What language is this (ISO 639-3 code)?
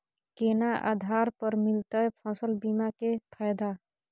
mai